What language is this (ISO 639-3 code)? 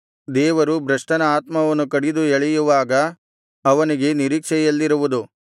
kan